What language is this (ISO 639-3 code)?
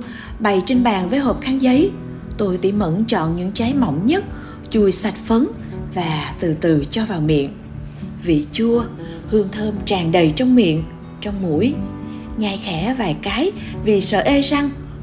vie